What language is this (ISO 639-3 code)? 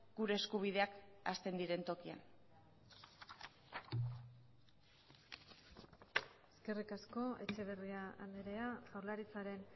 eus